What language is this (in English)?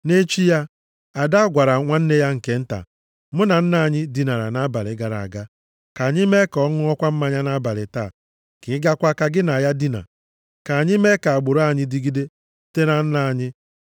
Igbo